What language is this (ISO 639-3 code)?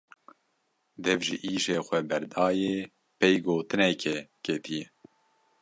kur